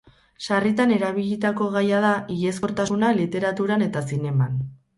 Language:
Basque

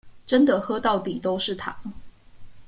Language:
Chinese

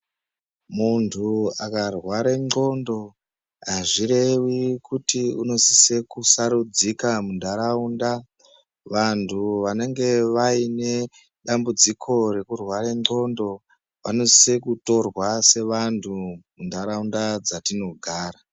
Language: Ndau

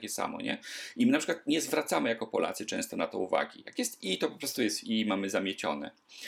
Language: Polish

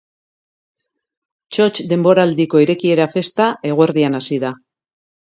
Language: Basque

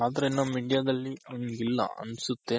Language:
Kannada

